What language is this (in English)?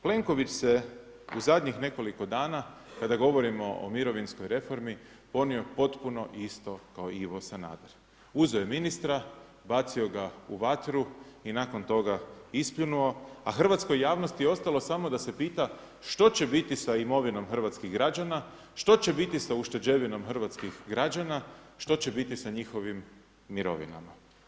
Croatian